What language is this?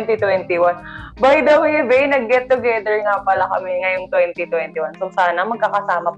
Filipino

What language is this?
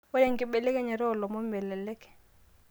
Masai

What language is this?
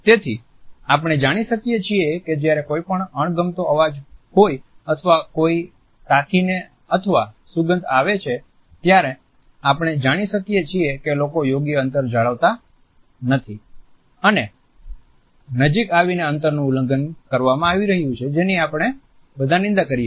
Gujarati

